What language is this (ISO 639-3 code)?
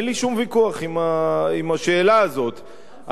heb